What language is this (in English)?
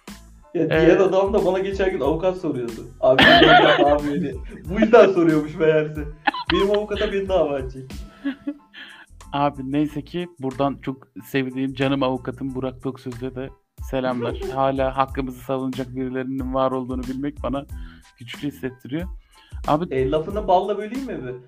Turkish